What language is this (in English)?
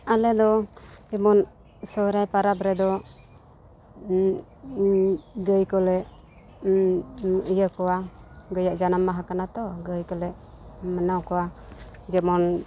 Santali